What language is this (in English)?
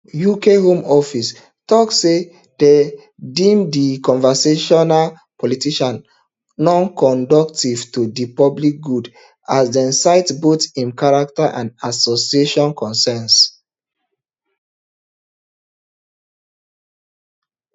Nigerian Pidgin